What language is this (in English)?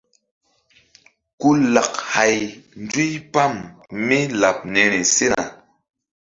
Mbum